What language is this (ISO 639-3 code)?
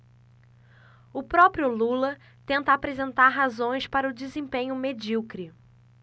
por